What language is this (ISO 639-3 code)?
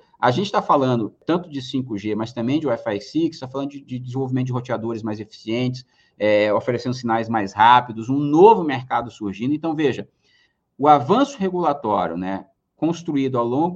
por